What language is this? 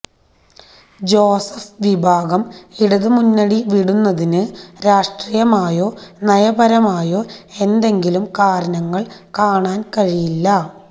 Malayalam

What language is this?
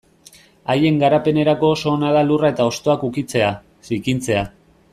Basque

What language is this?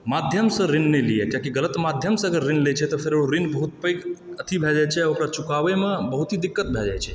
Maithili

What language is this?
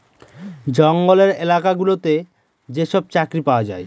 Bangla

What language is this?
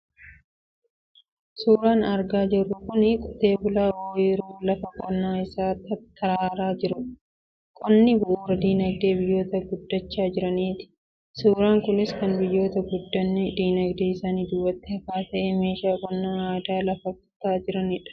Oromo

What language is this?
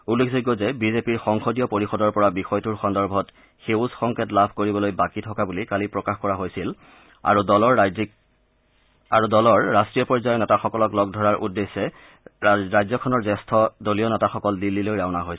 Assamese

